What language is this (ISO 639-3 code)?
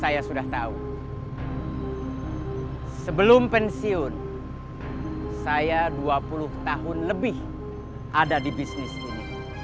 ind